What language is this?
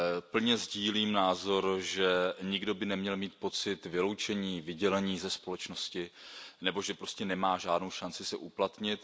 Czech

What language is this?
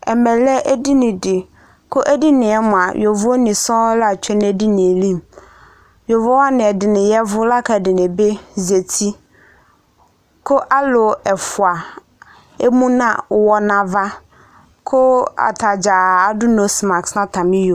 Ikposo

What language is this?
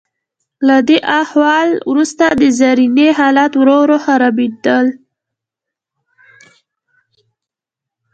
Pashto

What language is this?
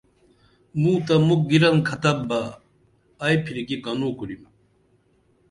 Dameli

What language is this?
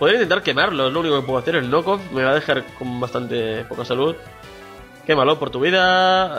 Spanish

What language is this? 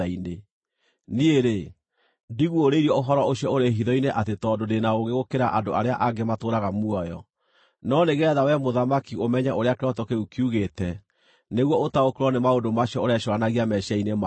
Kikuyu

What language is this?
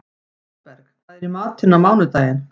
Icelandic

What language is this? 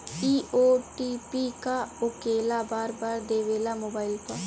Bhojpuri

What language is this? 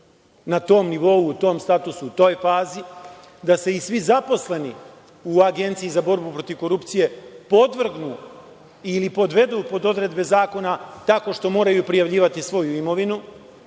Serbian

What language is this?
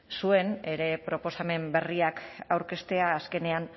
Basque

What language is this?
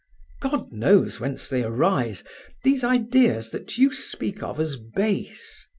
English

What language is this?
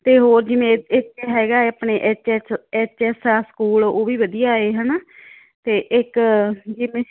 Punjabi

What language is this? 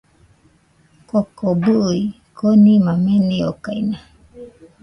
Nüpode Huitoto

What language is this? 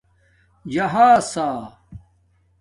Domaaki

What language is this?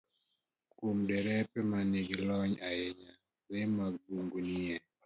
Luo (Kenya and Tanzania)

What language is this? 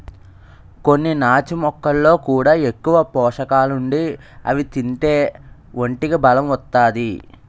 Telugu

